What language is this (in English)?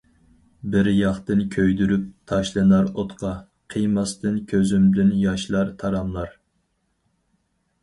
Uyghur